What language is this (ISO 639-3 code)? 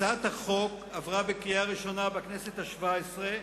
heb